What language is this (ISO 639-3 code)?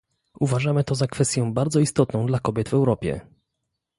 pol